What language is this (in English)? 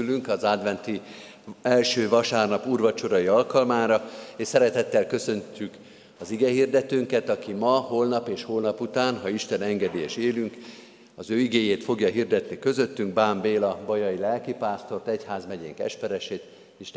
Hungarian